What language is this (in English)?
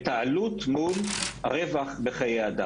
Hebrew